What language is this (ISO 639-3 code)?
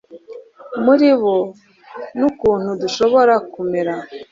kin